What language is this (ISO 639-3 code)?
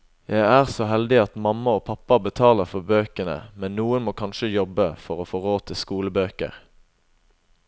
nor